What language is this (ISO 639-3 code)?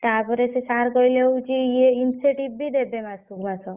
ori